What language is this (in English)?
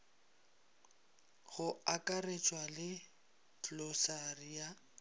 Northern Sotho